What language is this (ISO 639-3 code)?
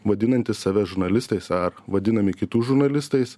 lit